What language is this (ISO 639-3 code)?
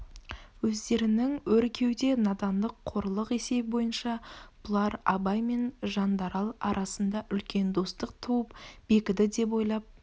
kaz